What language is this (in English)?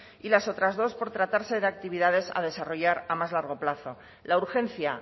Spanish